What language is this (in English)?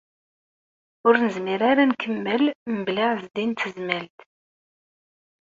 Kabyle